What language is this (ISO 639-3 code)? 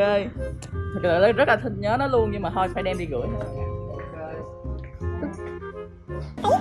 vie